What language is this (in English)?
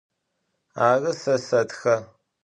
Adyghe